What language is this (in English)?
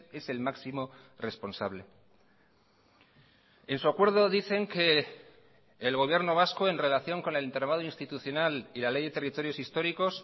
Spanish